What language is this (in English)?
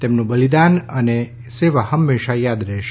Gujarati